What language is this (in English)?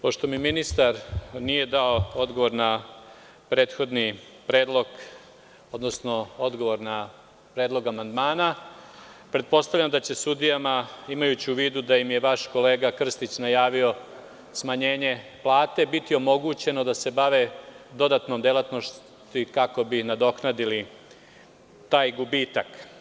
Serbian